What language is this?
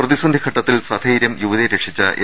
Malayalam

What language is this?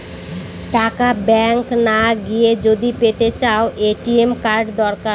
Bangla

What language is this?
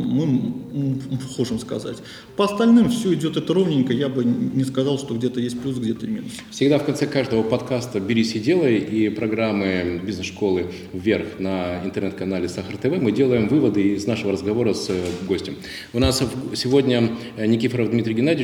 Russian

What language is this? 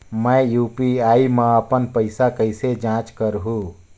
Chhattisgarhi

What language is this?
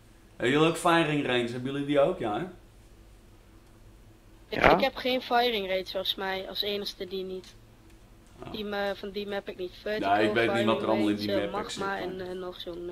Dutch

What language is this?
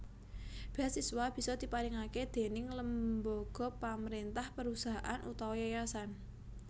Javanese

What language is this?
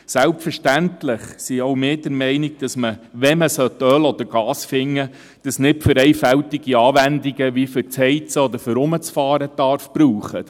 Swiss German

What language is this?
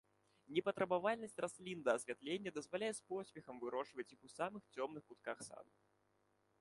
Belarusian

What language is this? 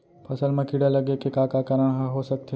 Chhattisgarhi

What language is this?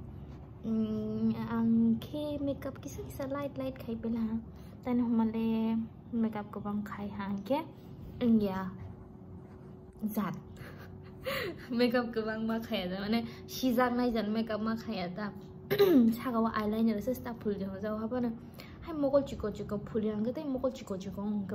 Thai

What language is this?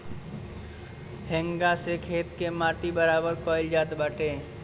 Bhojpuri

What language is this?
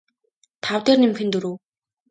Mongolian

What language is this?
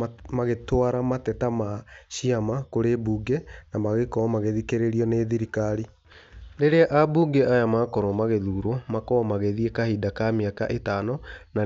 Kikuyu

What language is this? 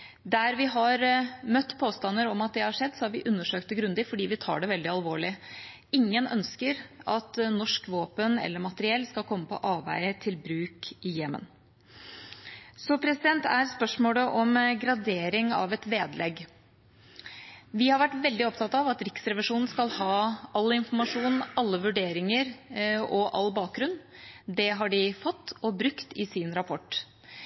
Norwegian Bokmål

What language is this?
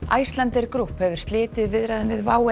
Icelandic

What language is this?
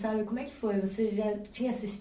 Portuguese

